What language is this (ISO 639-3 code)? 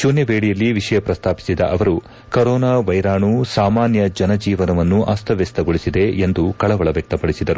kan